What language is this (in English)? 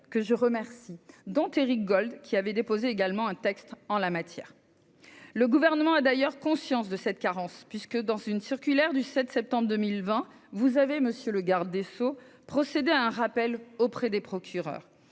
French